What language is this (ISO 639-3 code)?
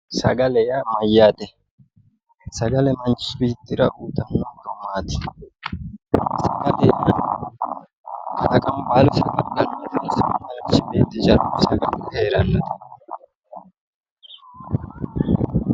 sid